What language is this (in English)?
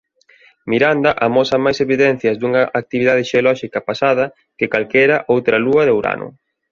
Galician